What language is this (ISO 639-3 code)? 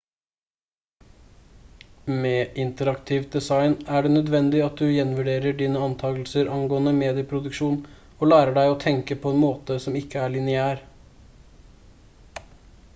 nob